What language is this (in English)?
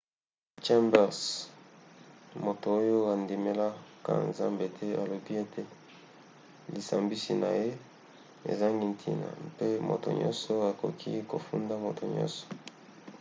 Lingala